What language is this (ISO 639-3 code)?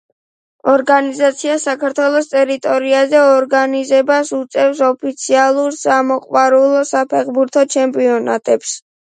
kat